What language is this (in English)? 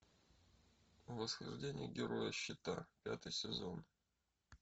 Russian